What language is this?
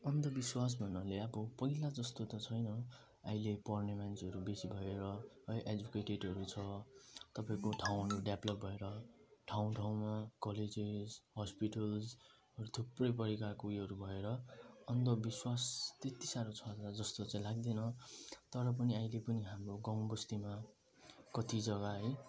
Nepali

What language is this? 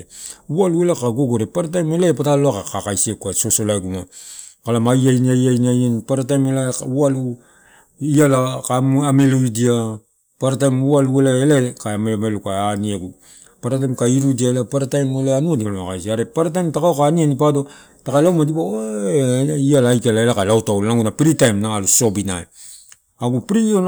Torau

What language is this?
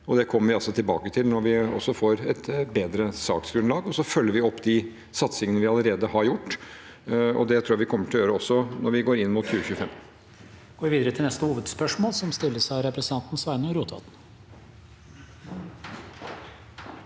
Norwegian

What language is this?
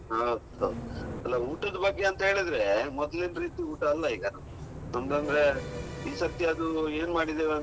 Kannada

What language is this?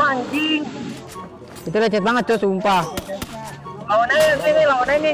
Indonesian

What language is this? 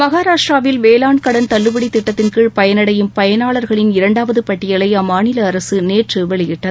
Tamil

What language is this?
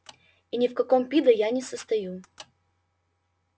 Russian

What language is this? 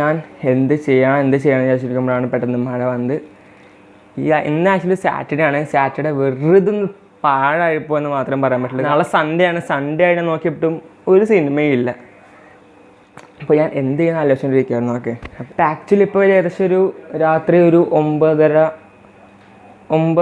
Indonesian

